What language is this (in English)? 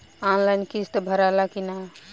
Bhojpuri